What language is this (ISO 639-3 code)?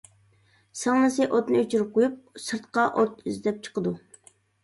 uig